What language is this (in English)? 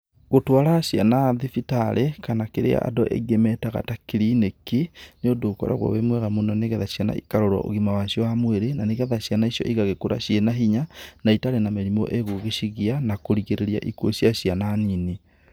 Kikuyu